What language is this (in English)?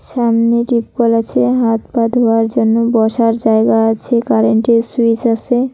Bangla